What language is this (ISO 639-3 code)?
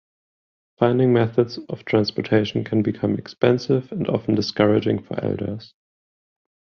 eng